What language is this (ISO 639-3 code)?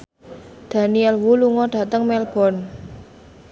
jav